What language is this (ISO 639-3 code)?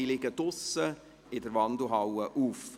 gsw